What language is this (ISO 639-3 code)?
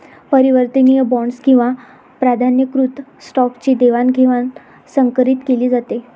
mar